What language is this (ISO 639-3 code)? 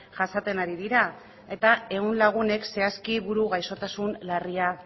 eus